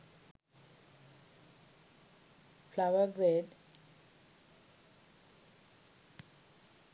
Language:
Sinhala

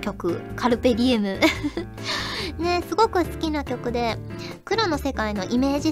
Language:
Japanese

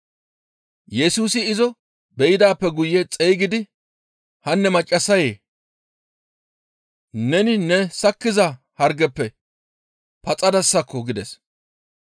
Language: Gamo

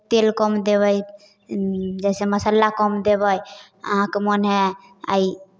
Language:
Maithili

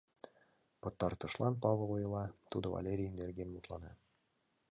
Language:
Mari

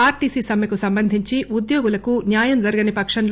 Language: Telugu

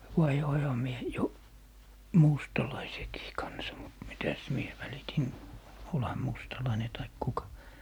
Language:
Finnish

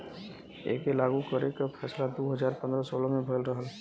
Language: Bhojpuri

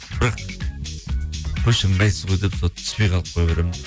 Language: Kazakh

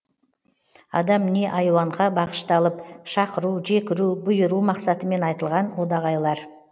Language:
Kazakh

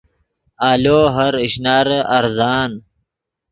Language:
Yidgha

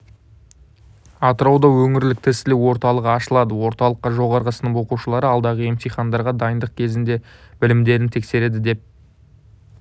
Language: Kazakh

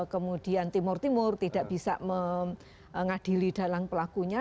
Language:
Indonesian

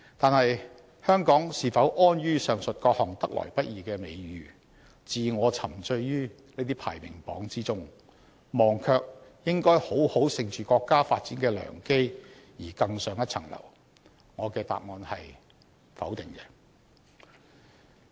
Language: Cantonese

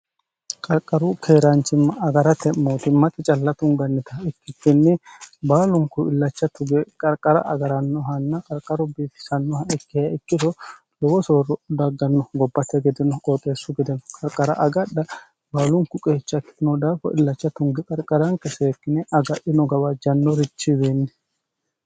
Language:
Sidamo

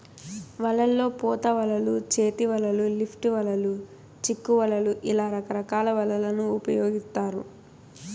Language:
Telugu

